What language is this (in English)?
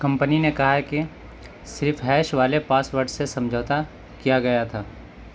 Urdu